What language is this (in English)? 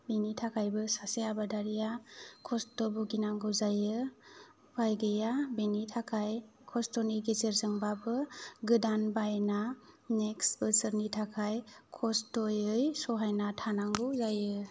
Bodo